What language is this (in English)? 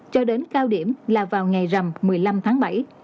Vietnamese